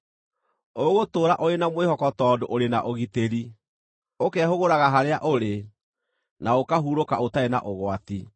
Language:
Kikuyu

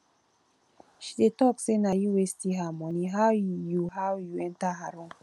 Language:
Nigerian Pidgin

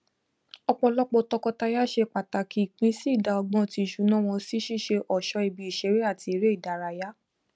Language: Yoruba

